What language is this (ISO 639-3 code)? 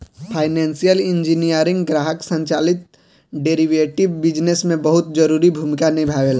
bho